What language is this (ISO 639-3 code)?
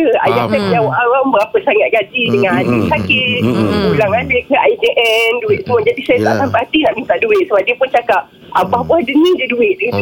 msa